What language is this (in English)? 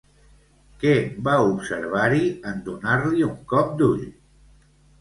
Catalan